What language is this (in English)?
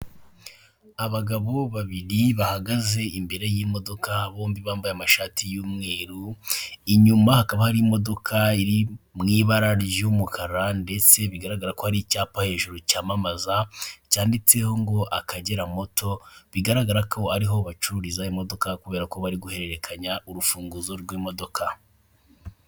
Kinyarwanda